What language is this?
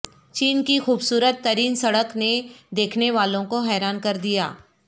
Urdu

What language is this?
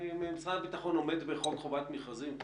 Hebrew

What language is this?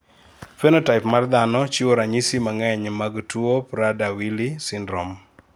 Luo (Kenya and Tanzania)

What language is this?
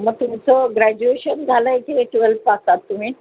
Marathi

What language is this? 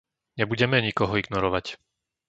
Slovak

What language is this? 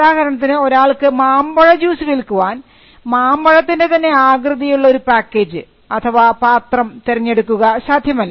Malayalam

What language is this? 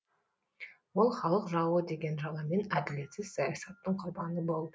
Kazakh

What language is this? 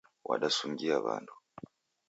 Taita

